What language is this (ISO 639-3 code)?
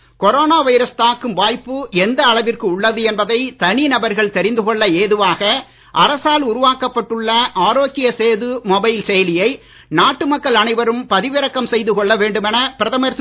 tam